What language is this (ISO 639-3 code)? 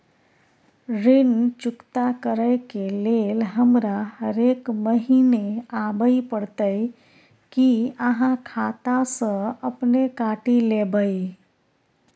mai